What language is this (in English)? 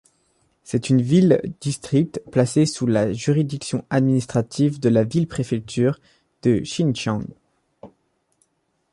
French